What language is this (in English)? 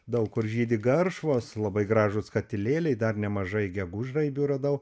Lithuanian